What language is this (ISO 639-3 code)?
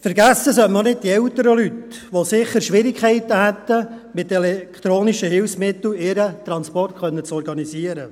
gsw